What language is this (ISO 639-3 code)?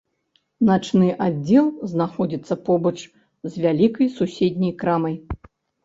bel